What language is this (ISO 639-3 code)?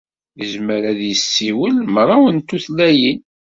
kab